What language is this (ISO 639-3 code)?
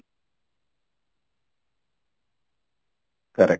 ori